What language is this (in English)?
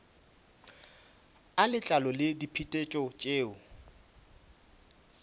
Northern Sotho